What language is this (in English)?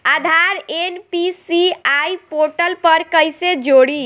Bhojpuri